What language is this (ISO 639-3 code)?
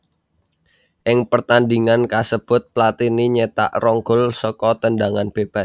jav